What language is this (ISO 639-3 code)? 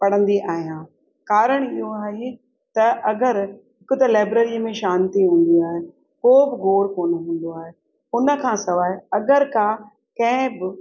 snd